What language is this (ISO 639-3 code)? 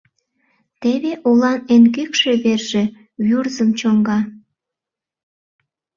chm